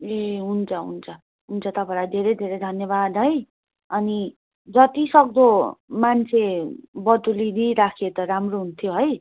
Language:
Nepali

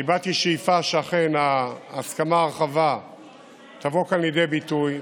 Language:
Hebrew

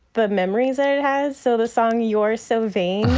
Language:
English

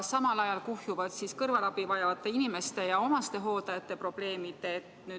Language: Estonian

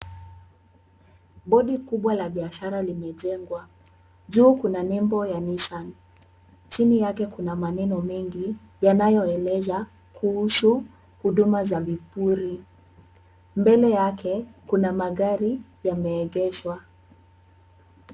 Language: Swahili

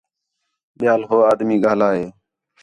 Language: Khetrani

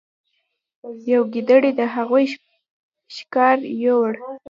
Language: Pashto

